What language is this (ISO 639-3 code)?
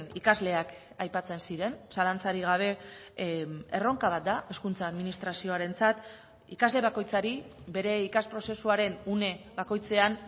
eus